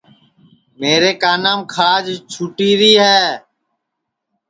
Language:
Sansi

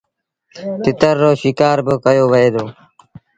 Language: Sindhi Bhil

